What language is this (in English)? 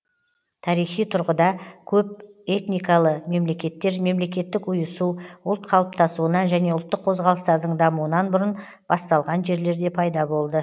Kazakh